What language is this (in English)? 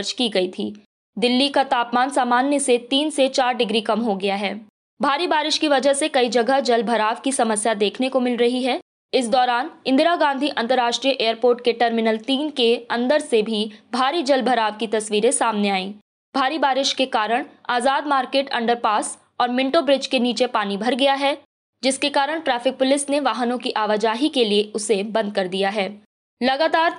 Hindi